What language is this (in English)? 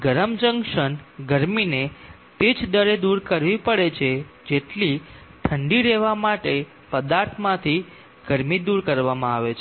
Gujarati